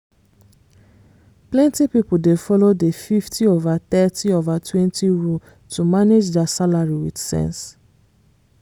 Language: Nigerian Pidgin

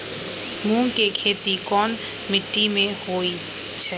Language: Magahi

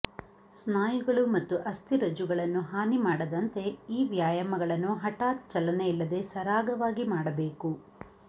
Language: Kannada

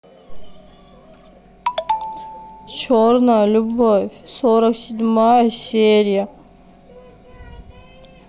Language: Russian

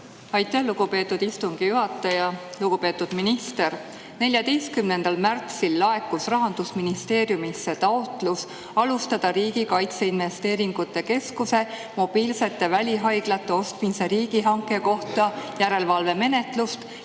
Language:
Estonian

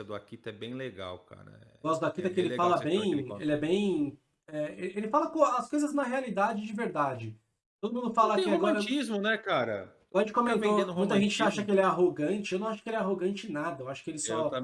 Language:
Portuguese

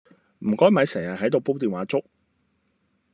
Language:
Cantonese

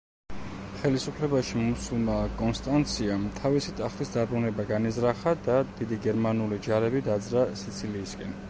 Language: Georgian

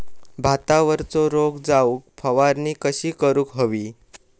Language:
Marathi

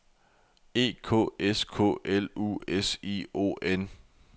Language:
Danish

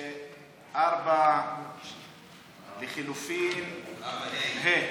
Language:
Hebrew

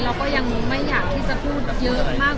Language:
Thai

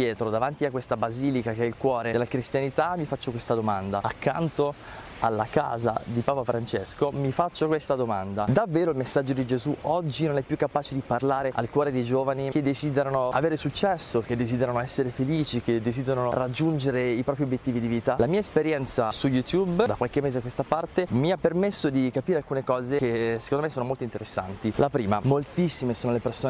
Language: Italian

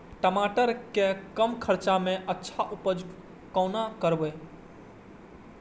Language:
Maithili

